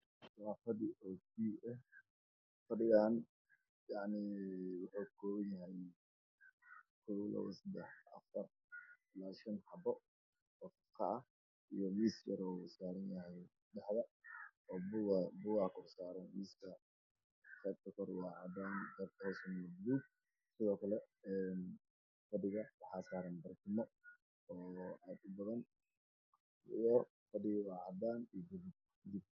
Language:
Somali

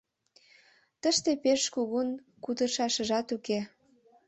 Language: Mari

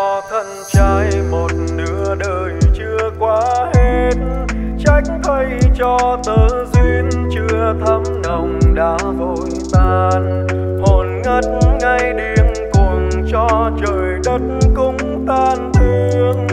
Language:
Vietnamese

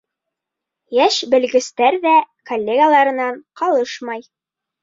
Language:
Bashkir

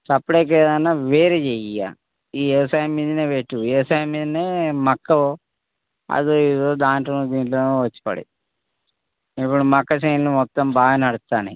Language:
Telugu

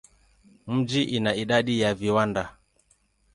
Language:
Swahili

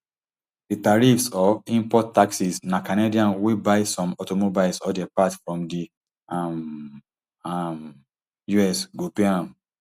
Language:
Nigerian Pidgin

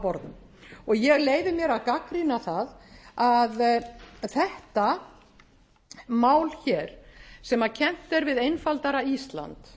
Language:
Icelandic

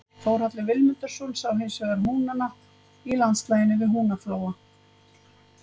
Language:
Icelandic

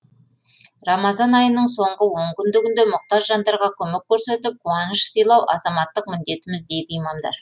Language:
Kazakh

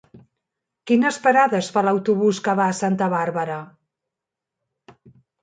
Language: Catalan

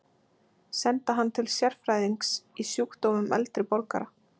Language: Icelandic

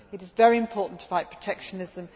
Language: English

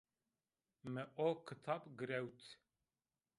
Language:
Zaza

